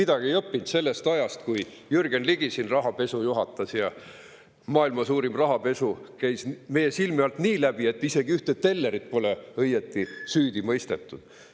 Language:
Estonian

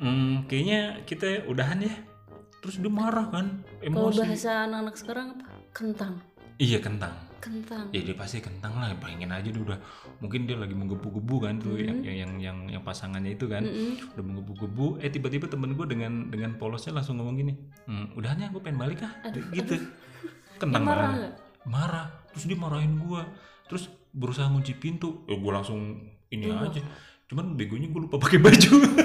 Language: Indonesian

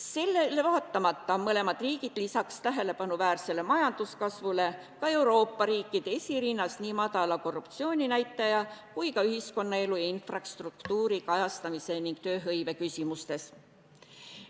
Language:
Estonian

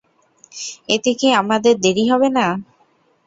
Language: Bangla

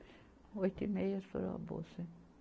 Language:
Portuguese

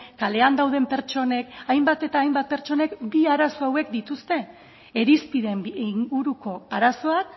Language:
Basque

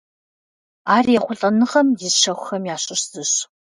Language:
Kabardian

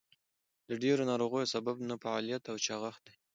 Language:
Pashto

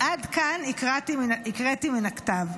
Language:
Hebrew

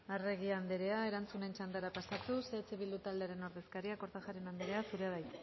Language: Basque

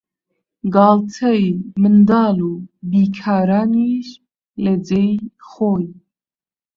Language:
Central Kurdish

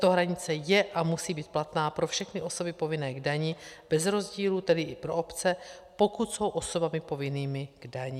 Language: Czech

